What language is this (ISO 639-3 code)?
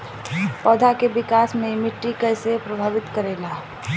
bho